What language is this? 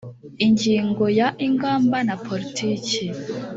Kinyarwanda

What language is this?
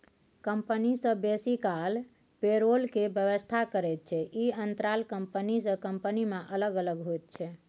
Maithili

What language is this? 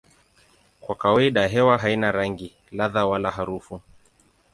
Swahili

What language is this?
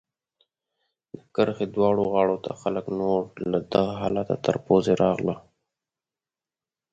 Pashto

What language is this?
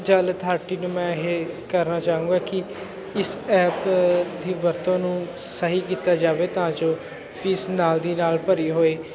Punjabi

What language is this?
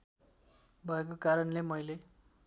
Nepali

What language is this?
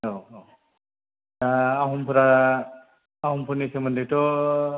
Bodo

